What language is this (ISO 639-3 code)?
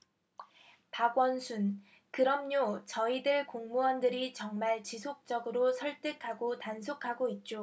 kor